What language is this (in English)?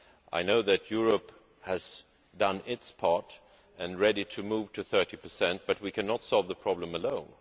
English